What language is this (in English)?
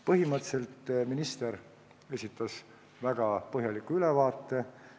Estonian